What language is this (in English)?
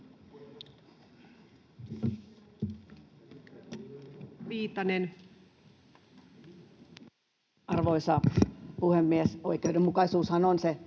Finnish